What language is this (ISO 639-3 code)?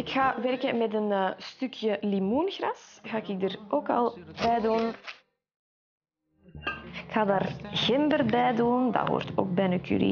nld